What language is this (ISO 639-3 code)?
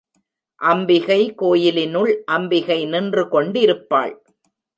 tam